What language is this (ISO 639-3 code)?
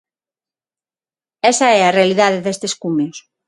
glg